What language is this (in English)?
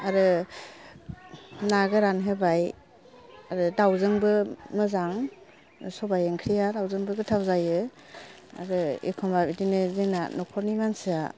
Bodo